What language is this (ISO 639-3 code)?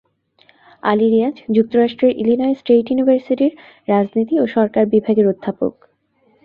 ben